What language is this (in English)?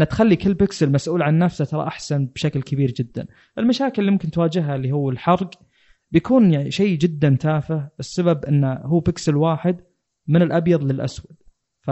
Arabic